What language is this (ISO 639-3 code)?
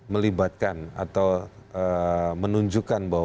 ind